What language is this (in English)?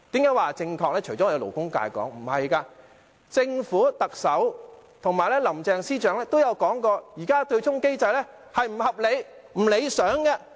Cantonese